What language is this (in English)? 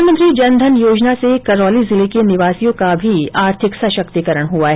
Hindi